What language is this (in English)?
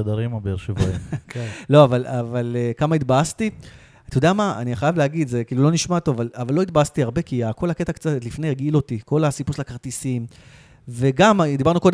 Hebrew